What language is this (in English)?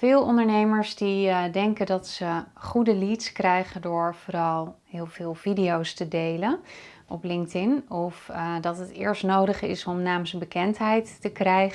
Dutch